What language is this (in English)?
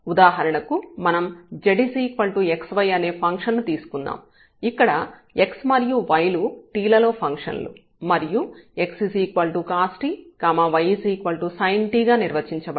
Telugu